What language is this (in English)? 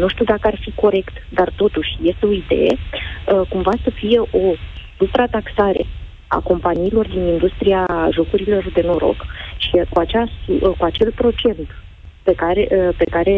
Romanian